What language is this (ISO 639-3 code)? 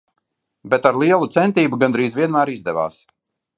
lav